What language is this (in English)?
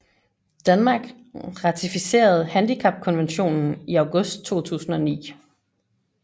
Danish